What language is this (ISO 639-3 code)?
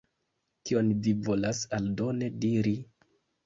epo